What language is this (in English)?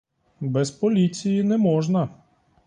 Ukrainian